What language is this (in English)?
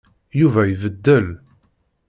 Kabyle